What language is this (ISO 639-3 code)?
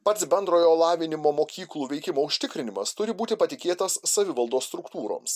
lit